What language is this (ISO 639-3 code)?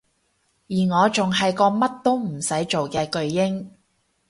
yue